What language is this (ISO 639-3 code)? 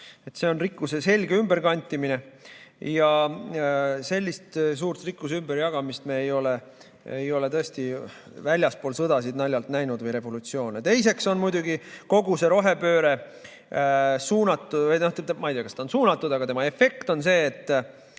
est